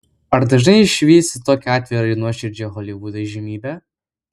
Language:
Lithuanian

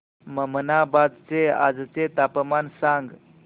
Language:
Marathi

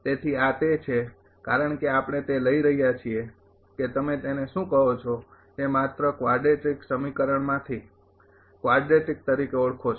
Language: Gujarati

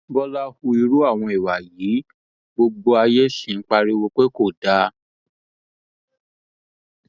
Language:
Yoruba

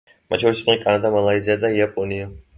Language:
Georgian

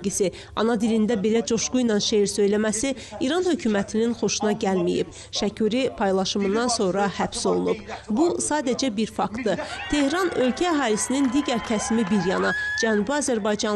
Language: Turkish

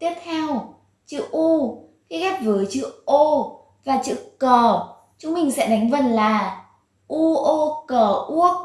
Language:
Vietnamese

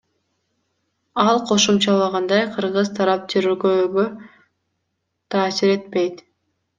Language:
Kyrgyz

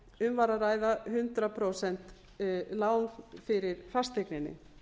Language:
Icelandic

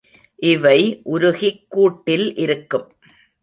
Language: Tamil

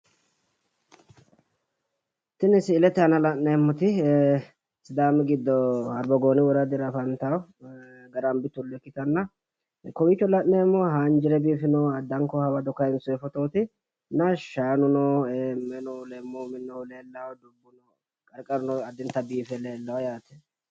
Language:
Sidamo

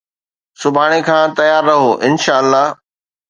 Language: Sindhi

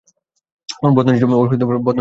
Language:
Bangla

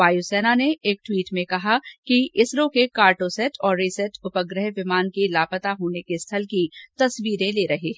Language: Hindi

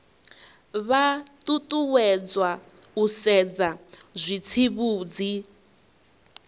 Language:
Venda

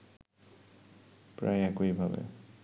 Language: Bangla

